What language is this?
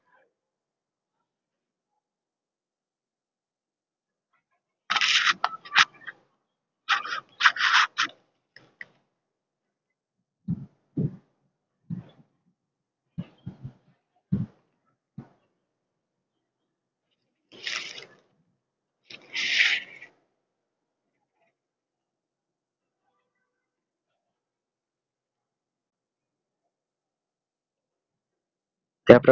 Marathi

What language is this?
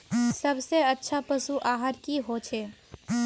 Magahi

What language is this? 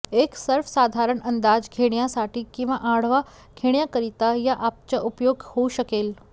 Marathi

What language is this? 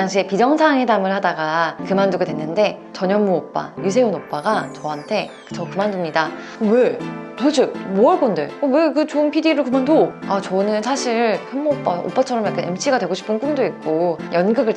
Korean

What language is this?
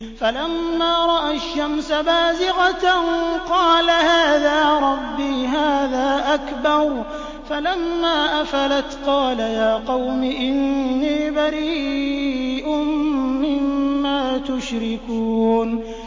Arabic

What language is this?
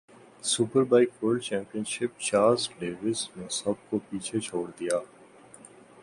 Urdu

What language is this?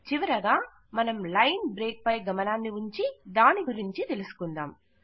Telugu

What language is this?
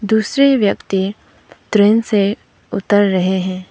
Hindi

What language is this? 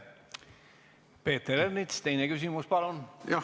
Estonian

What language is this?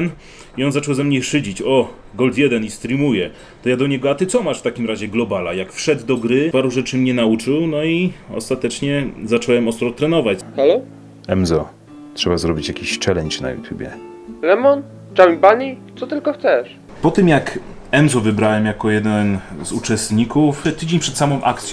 Polish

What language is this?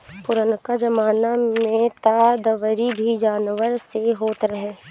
Bhojpuri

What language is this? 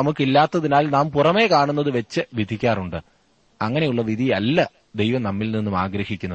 Malayalam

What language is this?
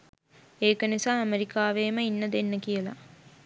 Sinhala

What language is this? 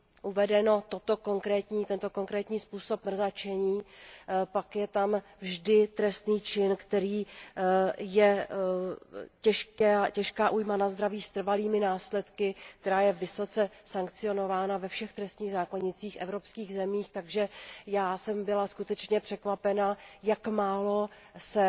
Czech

